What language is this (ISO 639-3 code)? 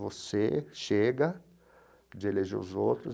por